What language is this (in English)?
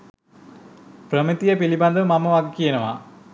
Sinhala